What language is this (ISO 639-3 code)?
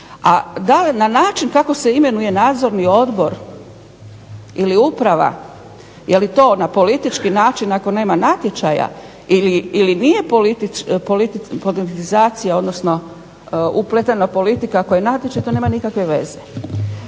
hrv